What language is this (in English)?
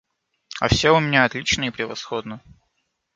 Russian